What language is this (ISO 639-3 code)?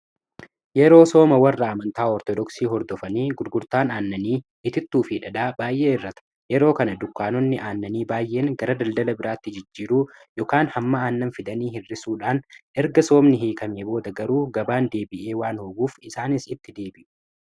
orm